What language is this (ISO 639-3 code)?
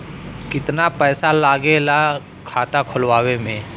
bho